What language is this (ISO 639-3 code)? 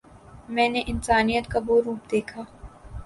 urd